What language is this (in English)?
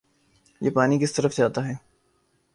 Urdu